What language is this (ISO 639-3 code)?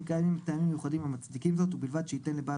heb